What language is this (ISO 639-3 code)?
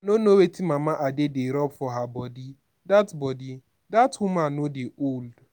pcm